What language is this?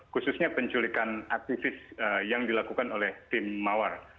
Indonesian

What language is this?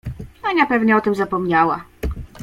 Polish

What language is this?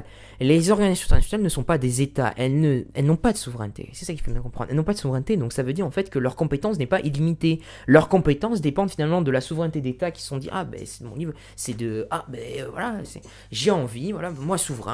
French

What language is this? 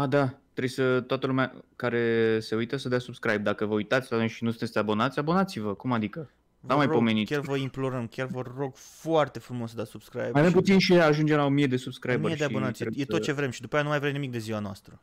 Romanian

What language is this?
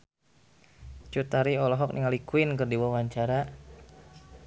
Sundanese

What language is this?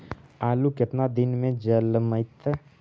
Magahi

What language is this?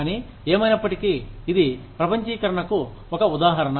Telugu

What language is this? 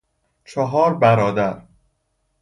Persian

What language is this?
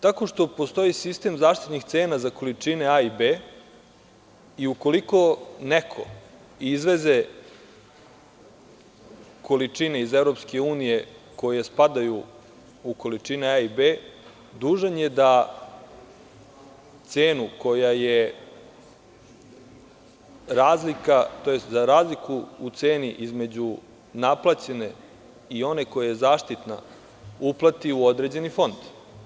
Serbian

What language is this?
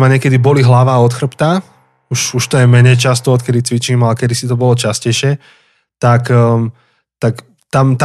Slovak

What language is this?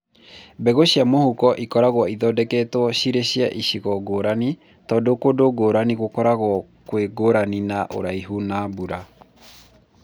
Kikuyu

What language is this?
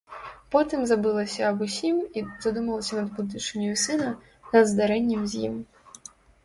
Belarusian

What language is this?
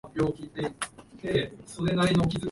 Japanese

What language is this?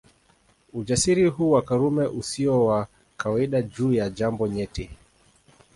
Swahili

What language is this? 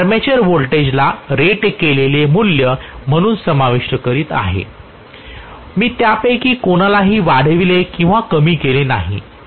Marathi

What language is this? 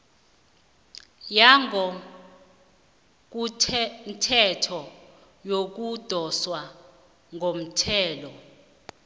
South Ndebele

